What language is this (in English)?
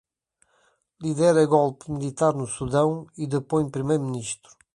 Portuguese